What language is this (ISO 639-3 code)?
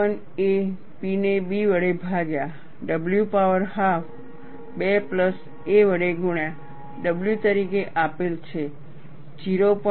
guj